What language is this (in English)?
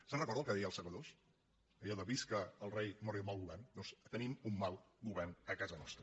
Catalan